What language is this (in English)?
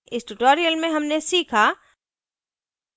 Hindi